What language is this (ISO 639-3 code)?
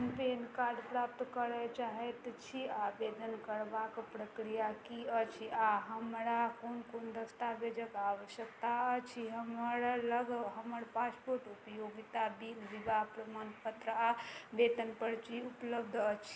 mai